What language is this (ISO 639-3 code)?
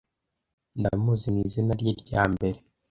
kin